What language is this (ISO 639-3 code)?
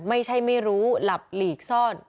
tha